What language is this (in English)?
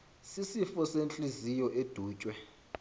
Xhosa